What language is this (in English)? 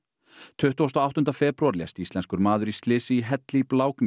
Icelandic